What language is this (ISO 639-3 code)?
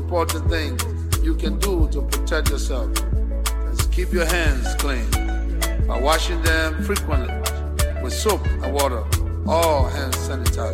swe